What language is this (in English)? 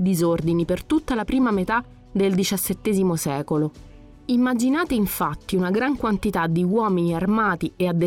Italian